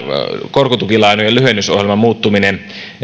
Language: Finnish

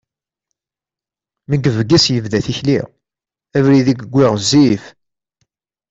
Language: Kabyle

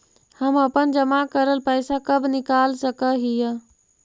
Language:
Magahi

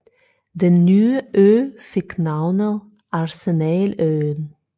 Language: Danish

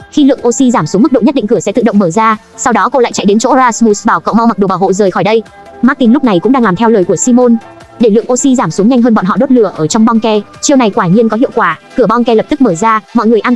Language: Vietnamese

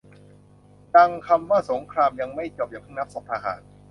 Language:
Thai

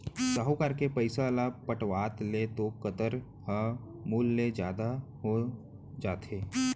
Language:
Chhattisgarhi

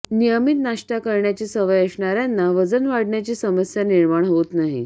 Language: Marathi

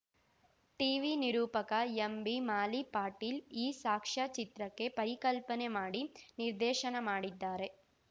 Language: Kannada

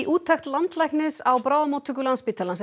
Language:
Icelandic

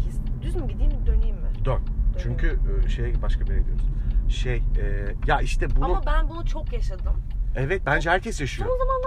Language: Turkish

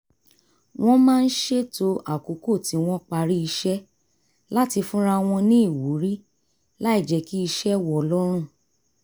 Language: Yoruba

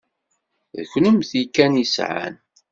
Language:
Kabyle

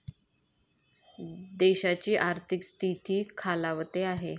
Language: Marathi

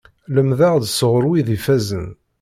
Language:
Kabyle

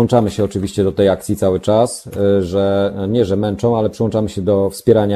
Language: Polish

